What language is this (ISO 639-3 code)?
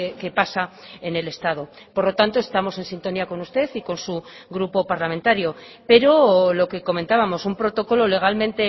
spa